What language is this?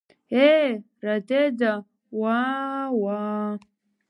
Abkhazian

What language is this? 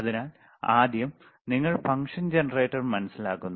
Malayalam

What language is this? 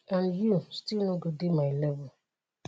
Nigerian Pidgin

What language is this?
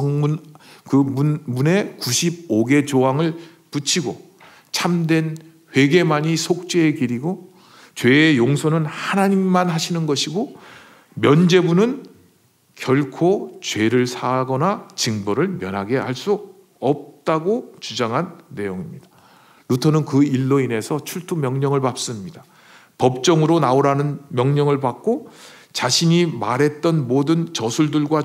Korean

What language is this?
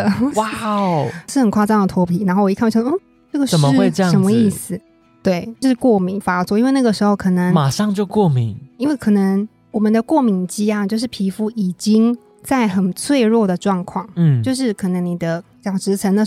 Chinese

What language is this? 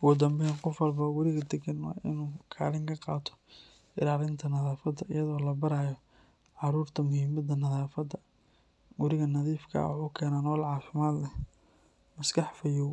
Somali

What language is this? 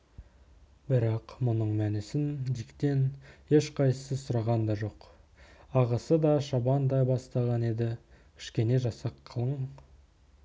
Kazakh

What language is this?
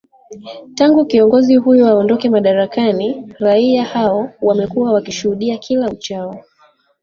Swahili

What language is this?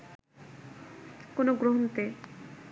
Bangla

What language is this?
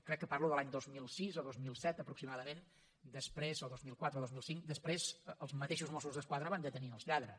Catalan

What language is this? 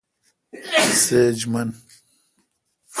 Kalkoti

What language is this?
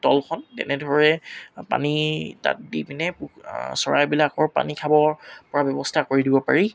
Assamese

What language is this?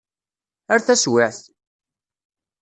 Kabyle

